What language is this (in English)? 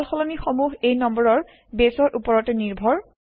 Assamese